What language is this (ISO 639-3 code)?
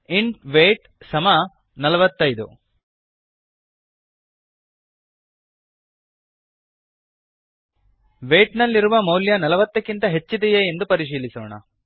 kan